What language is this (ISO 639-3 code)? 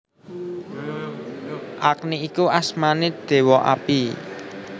jav